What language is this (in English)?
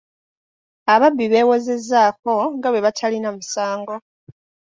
Ganda